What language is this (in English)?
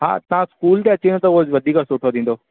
Sindhi